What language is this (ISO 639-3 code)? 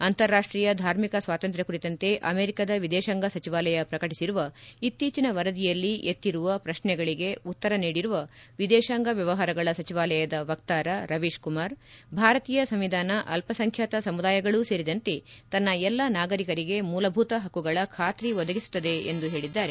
kan